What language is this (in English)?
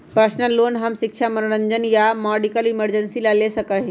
Magahi